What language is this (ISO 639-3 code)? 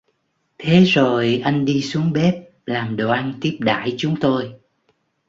vie